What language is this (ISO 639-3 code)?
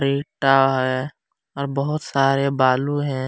hin